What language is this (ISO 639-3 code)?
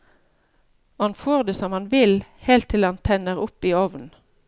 nor